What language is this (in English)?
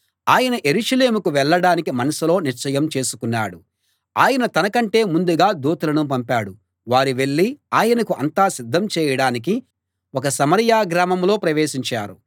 Telugu